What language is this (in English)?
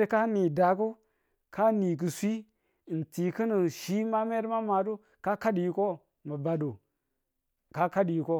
Tula